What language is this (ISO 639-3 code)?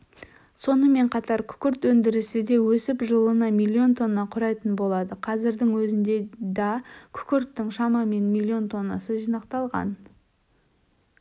kaz